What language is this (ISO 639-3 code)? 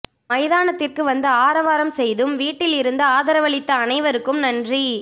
tam